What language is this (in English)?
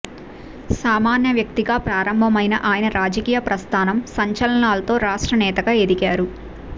Telugu